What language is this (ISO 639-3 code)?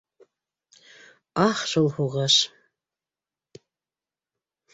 bak